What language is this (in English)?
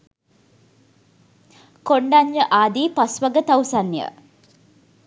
Sinhala